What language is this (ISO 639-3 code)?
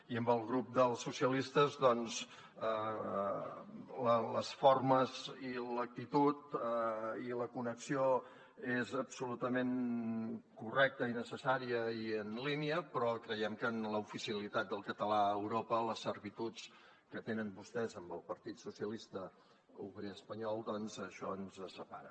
cat